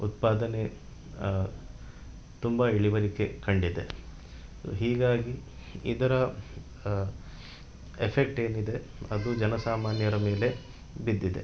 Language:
Kannada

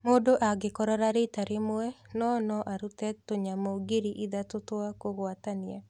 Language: Kikuyu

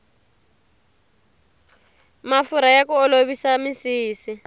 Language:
Tsonga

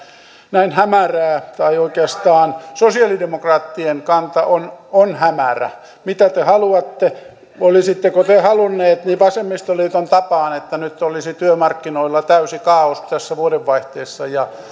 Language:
Finnish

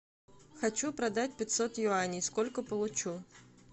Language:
Russian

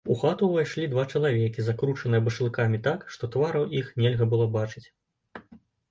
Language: Belarusian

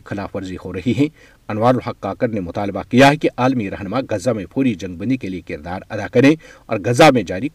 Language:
Urdu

